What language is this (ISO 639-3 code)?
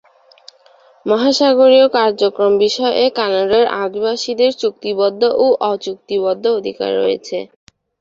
ben